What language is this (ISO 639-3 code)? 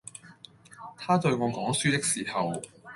yue